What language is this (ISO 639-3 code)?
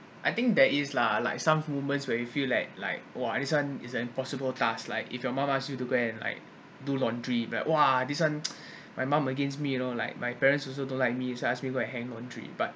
eng